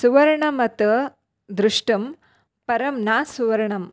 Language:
Sanskrit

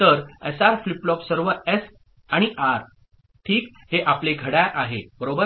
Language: Marathi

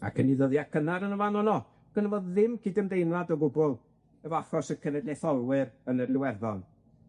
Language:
Welsh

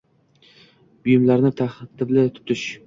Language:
Uzbek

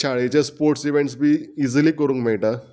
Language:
Konkani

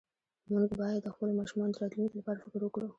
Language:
Pashto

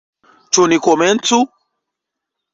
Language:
Esperanto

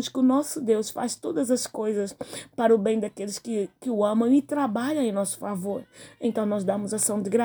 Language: Portuguese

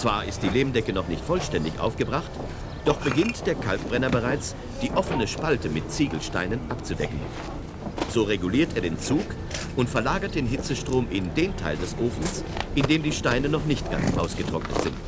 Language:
German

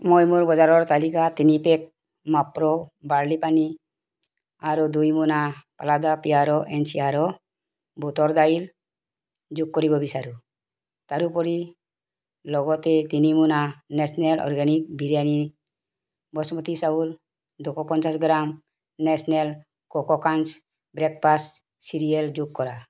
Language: Assamese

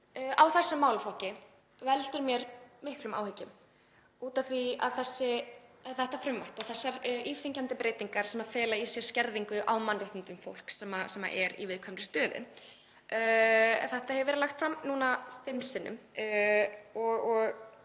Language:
Icelandic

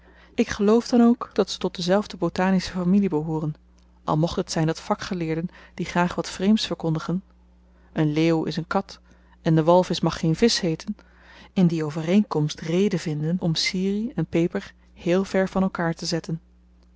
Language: Dutch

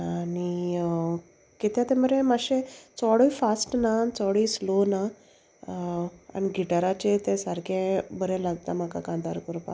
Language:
Konkani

